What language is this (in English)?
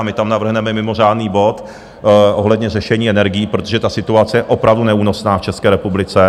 Czech